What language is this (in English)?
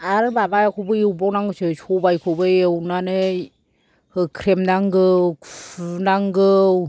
Bodo